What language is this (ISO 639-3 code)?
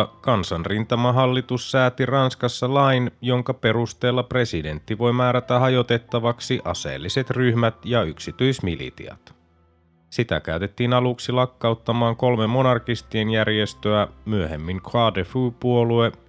fin